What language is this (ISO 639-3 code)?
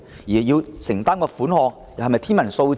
yue